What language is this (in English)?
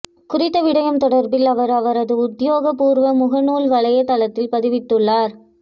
Tamil